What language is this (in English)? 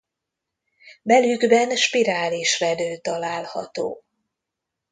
Hungarian